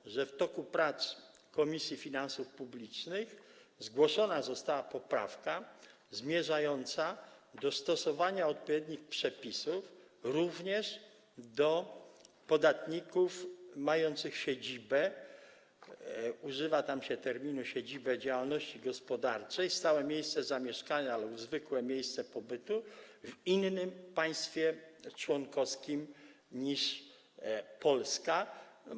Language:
Polish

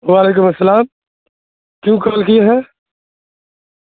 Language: Urdu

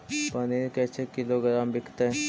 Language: Magahi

